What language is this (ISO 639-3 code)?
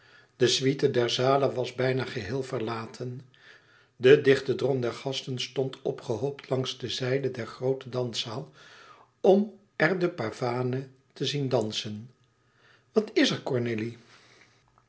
nld